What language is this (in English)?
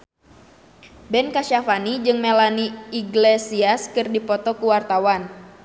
Sundanese